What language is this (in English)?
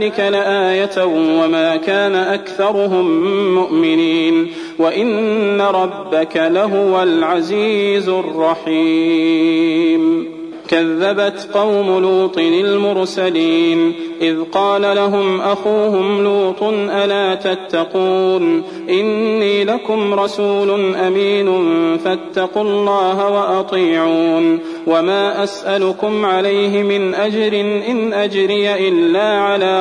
Arabic